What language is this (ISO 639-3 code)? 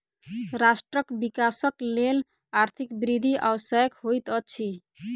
mai